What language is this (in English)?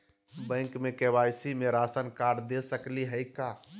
Magahi